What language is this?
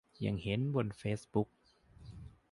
Thai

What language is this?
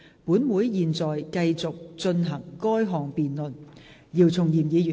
Cantonese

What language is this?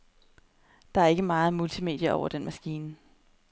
Danish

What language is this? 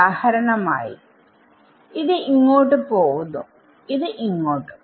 Malayalam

